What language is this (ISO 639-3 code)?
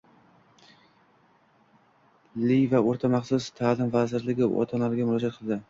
uzb